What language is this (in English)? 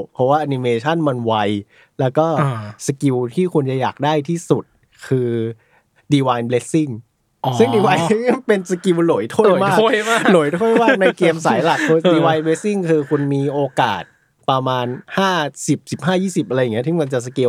Thai